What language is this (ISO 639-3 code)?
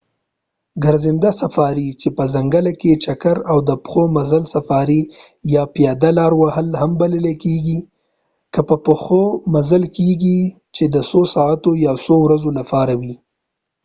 pus